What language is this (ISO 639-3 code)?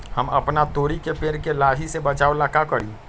mag